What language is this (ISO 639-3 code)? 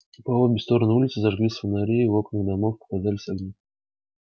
rus